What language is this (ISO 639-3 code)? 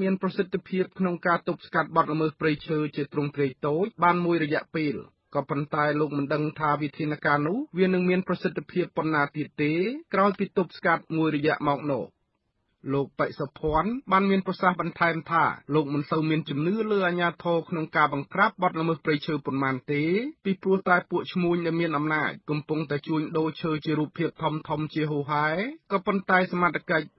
tha